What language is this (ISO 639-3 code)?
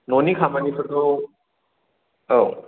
brx